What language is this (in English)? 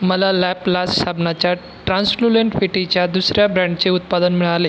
Marathi